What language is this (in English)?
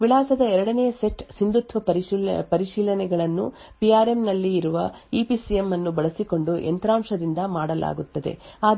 Kannada